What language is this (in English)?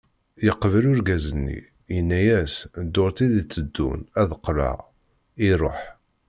Kabyle